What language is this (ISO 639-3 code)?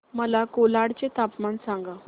mar